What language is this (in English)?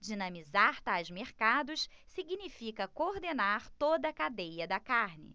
Portuguese